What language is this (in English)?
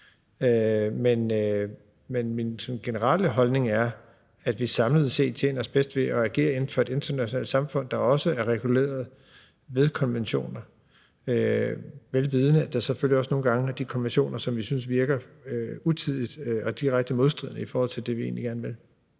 Danish